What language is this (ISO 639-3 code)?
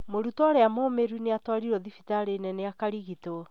kik